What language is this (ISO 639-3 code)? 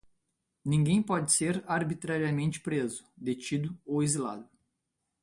por